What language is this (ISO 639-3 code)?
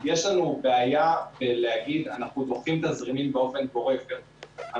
heb